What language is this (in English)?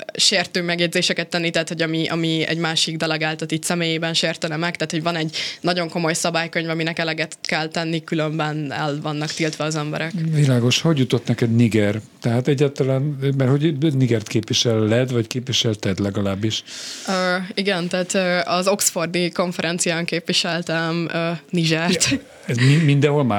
Hungarian